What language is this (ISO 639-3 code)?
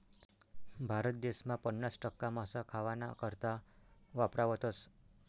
mar